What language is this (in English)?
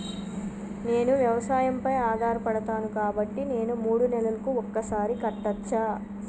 Telugu